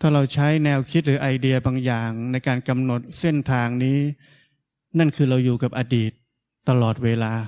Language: Thai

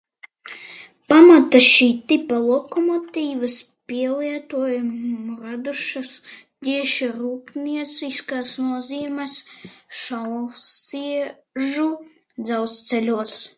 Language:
Latvian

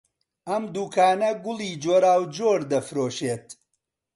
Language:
Central Kurdish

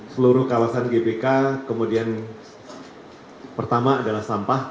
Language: Indonesian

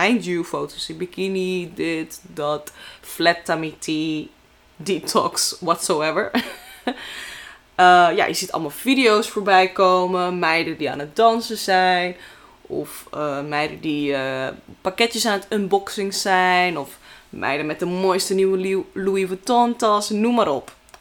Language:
Dutch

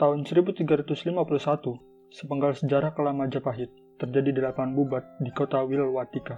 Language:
Indonesian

